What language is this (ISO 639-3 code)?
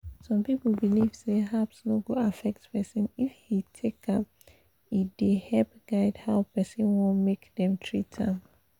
pcm